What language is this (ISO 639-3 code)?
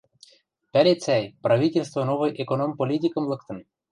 mrj